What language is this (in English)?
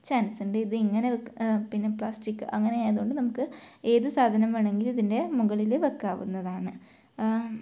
Malayalam